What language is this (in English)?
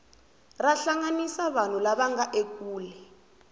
Tsonga